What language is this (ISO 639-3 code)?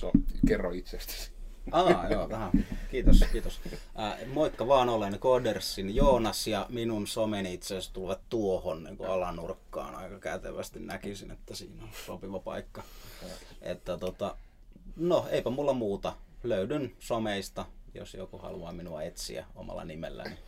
fin